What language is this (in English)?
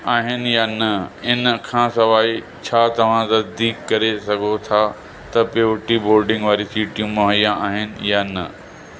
Sindhi